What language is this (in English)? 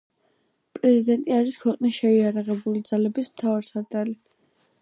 Georgian